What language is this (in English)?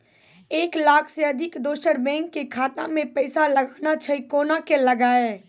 Maithili